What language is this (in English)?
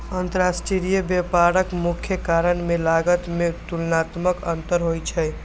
Maithili